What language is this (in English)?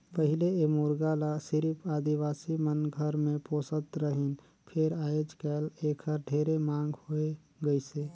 Chhattisgarhi